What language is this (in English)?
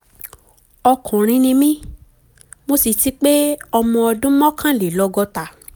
Yoruba